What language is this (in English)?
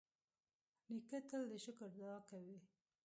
Pashto